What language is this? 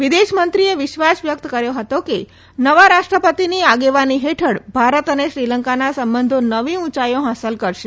Gujarati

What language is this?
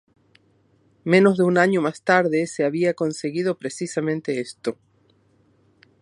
Spanish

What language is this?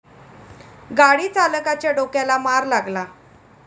Marathi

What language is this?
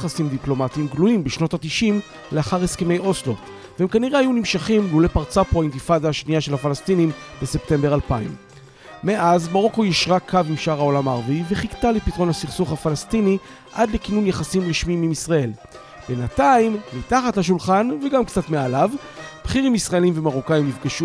Hebrew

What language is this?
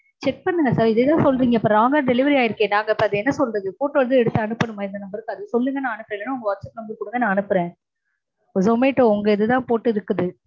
Tamil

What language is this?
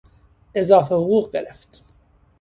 Persian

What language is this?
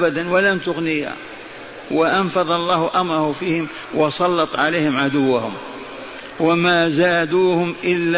Arabic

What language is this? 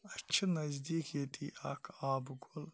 Kashmiri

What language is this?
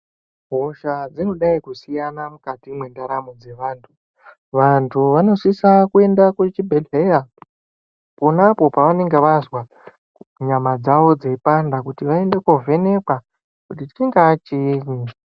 Ndau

